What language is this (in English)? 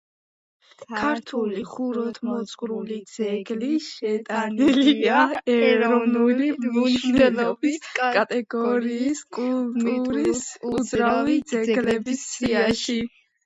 Georgian